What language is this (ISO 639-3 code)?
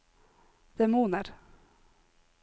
nor